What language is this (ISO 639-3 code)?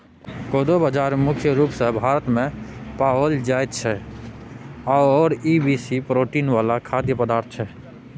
mai